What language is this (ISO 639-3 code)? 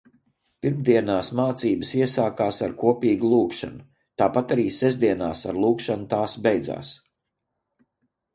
lav